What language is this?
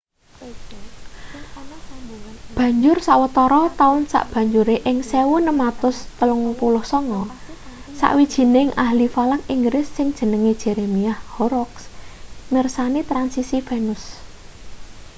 Javanese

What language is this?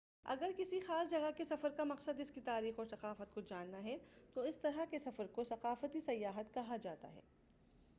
Urdu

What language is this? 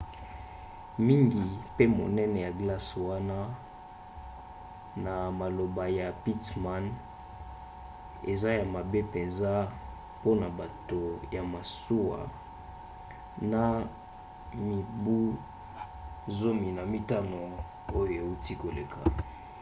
Lingala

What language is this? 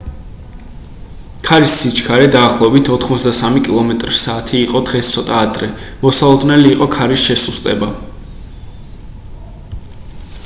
Georgian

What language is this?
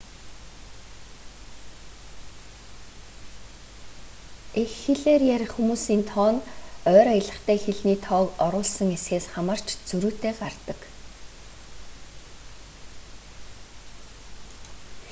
Mongolian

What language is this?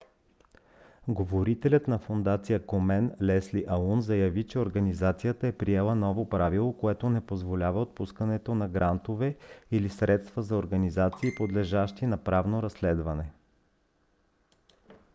Bulgarian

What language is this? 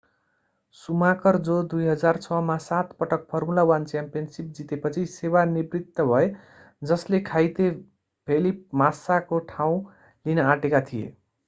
Nepali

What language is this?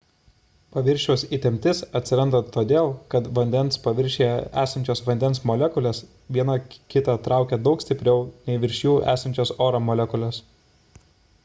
Lithuanian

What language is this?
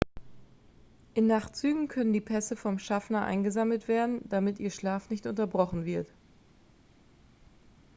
German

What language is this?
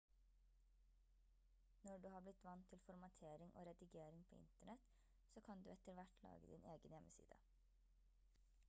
Norwegian Bokmål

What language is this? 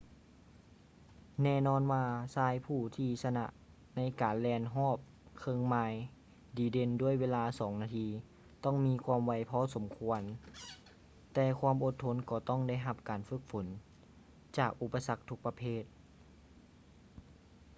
Lao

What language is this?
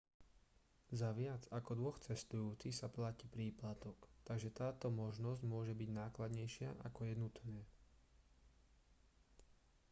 Slovak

